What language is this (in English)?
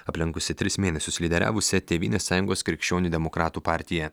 Lithuanian